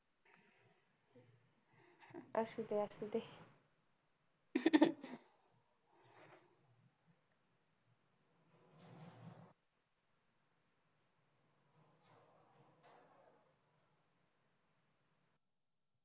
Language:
Marathi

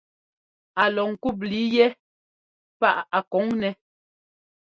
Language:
Ngomba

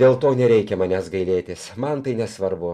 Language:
Lithuanian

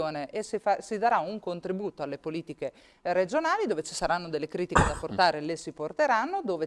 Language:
Italian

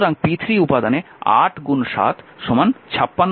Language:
Bangla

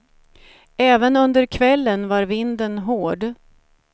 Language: Swedish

